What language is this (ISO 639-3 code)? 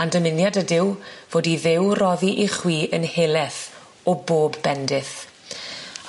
cym